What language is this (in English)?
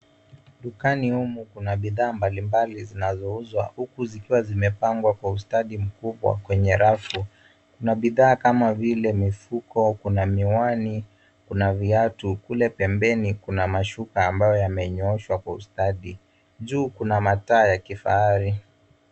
Swahili